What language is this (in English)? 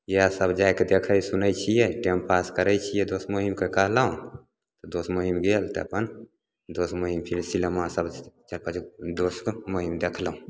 Maithili